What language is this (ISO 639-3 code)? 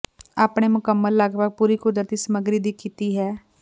pan